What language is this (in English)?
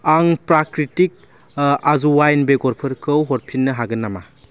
Bodo